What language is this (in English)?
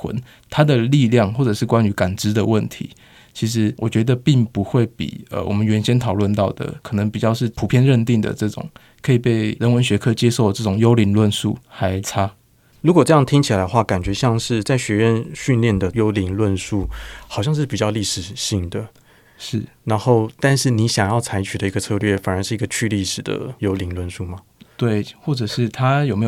Chinese